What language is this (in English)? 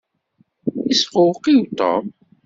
Kabyle